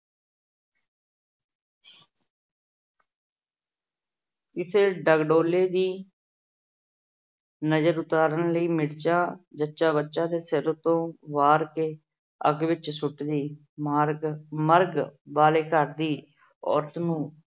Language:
Punjabi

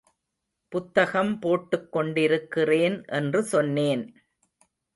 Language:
Tamil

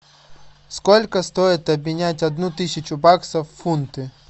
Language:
Russian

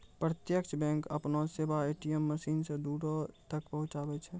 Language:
Maithili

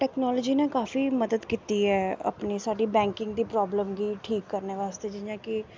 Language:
Dogri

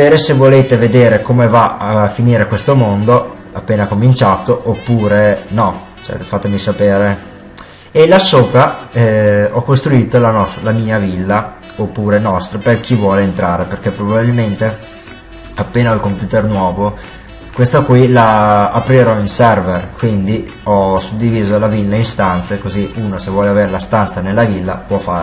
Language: Italian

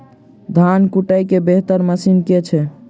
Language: Maithili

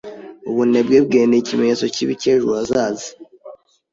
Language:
Kinyarwanda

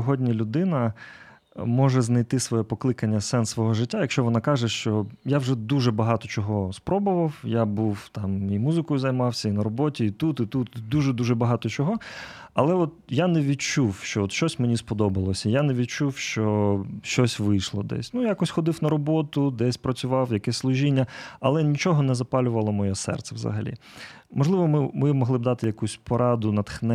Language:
Ukrainian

